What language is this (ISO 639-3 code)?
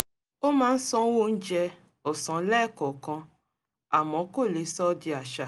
yor